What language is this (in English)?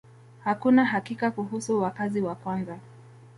Swahili